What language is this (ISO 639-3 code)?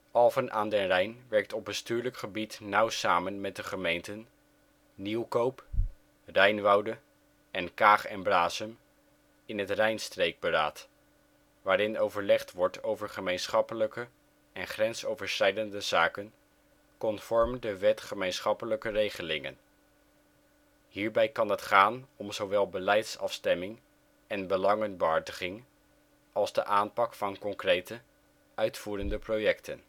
nld